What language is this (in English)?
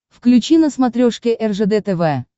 Russian